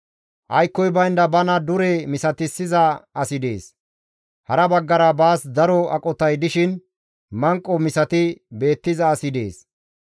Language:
Gamo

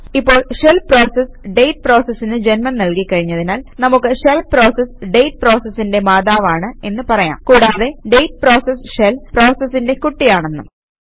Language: Malayalam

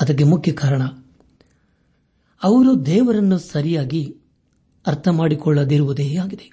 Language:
Kannada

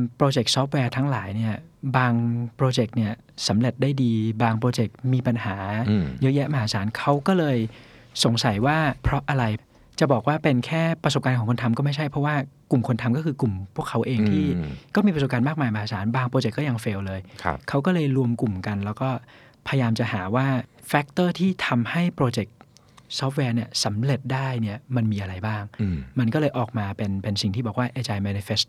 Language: Thai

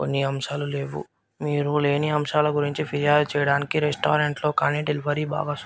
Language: Telugu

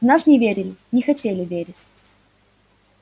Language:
Russian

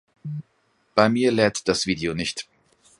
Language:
German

